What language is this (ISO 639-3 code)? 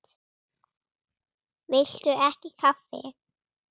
isl